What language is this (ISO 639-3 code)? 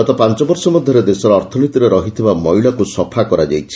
ori